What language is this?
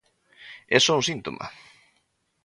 Galician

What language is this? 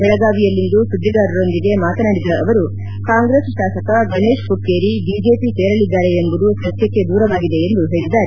Kannada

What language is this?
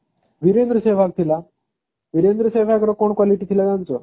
Odia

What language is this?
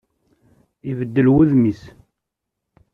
Kabyle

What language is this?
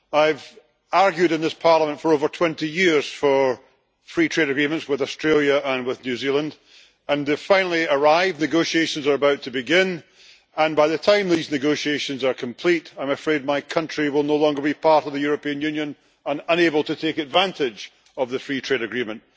English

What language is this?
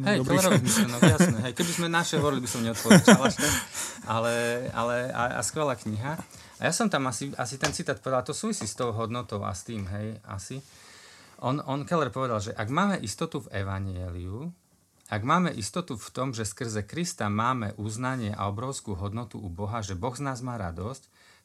Slovak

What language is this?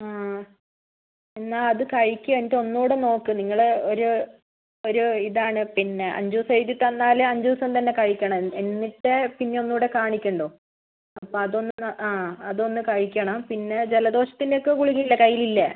Malayalam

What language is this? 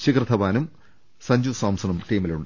Malayalam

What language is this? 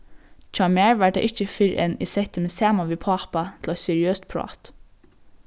Faroese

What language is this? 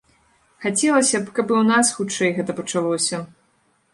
Belarusian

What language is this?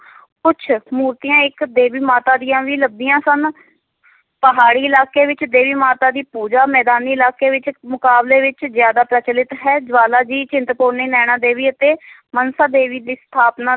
Punjabi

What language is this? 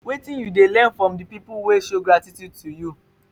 Nigerian Pidgin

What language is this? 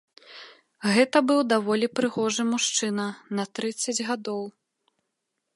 Belarusian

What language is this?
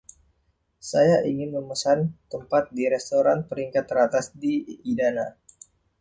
Indonesian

